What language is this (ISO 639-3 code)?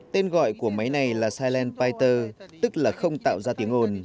vie